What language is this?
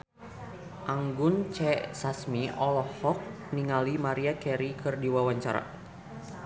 Sundanese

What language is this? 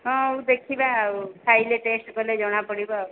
Odia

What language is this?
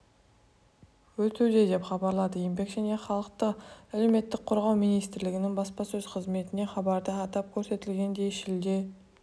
Kazakh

